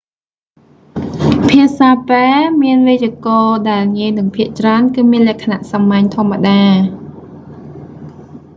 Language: Khmer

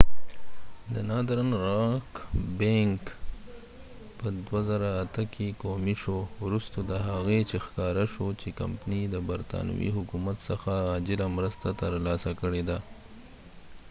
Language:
Pashto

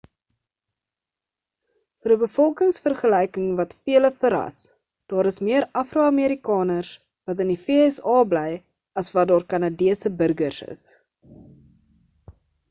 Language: Afrikaans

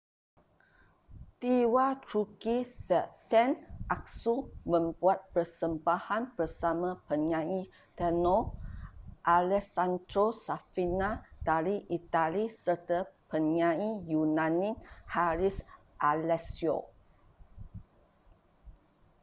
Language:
Malay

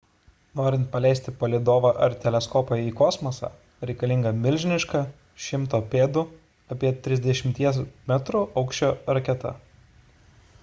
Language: Lithuanian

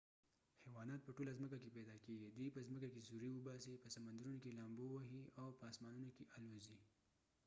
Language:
Pashto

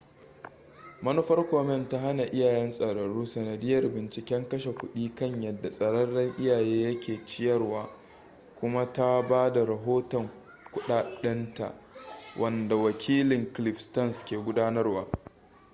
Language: Hausa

